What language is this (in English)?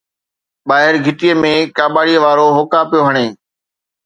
Sindhi